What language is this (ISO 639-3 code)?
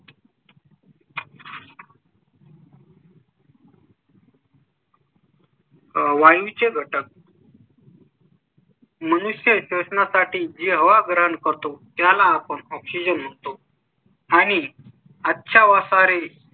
mar